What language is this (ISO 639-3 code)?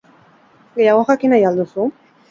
eus